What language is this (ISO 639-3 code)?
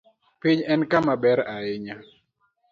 luo